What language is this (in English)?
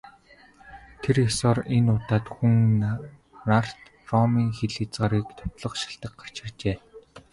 Mongolian